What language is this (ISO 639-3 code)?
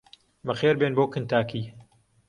ckb